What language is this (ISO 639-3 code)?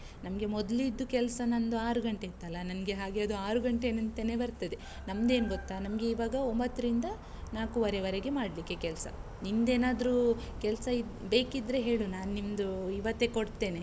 kan